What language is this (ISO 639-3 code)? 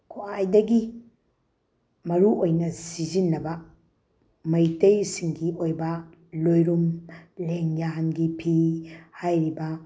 mni